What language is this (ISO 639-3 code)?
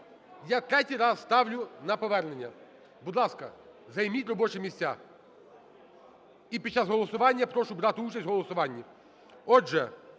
ukr